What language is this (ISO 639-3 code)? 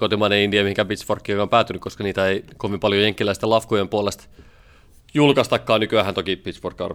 fin